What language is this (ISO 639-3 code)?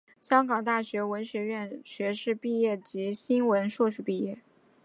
zho